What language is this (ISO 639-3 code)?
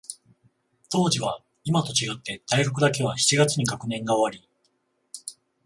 jpn